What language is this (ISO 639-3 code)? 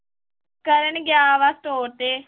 pan